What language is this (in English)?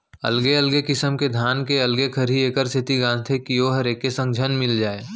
Chhattisgarhi